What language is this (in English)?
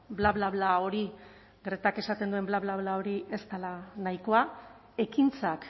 Basque